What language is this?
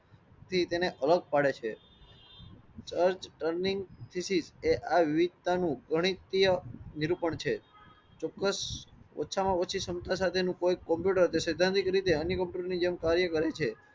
Gujarati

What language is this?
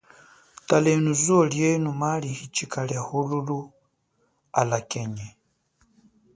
Chokwe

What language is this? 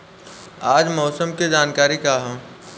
Bhojpuri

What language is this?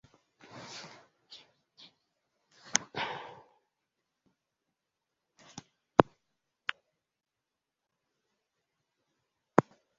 Swahili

